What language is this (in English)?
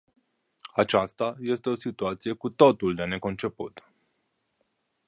Romanian